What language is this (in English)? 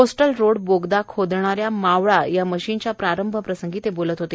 Marathi